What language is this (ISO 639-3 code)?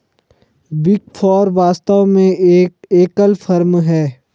hin